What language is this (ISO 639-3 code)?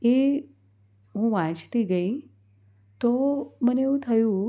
guj